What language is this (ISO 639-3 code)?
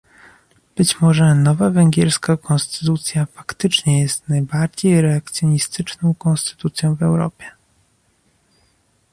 pol